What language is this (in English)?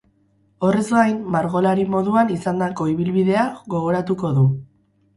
Basque